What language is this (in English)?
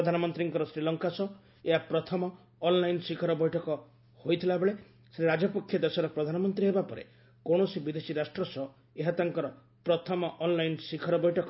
Odia